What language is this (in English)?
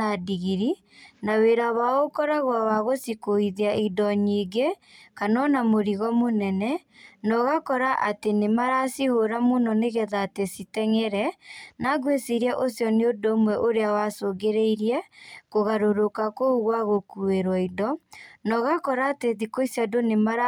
Kikuyu